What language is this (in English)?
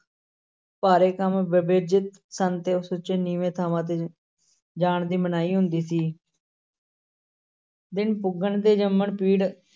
Punjabi